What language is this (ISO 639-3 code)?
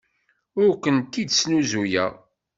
kab